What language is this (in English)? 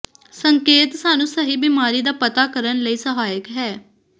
Punjabi